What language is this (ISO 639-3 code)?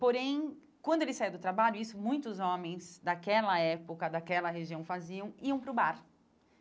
por